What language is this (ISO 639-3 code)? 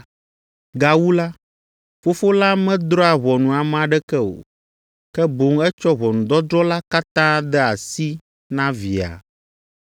ewe